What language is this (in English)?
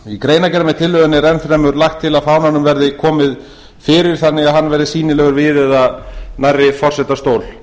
Icelandic